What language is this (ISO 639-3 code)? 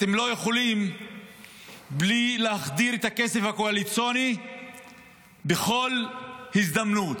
heb